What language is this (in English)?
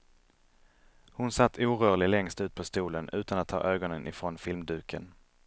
Swedish